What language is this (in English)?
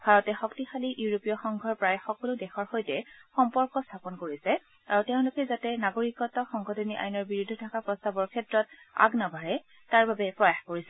Assamese